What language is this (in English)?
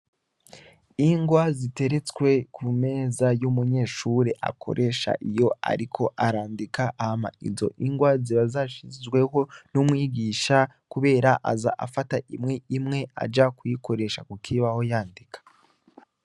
Rundi